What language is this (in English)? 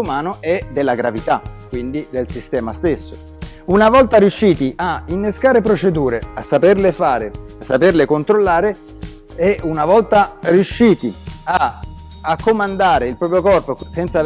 Italian